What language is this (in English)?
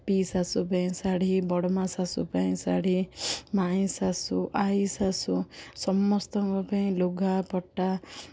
Odia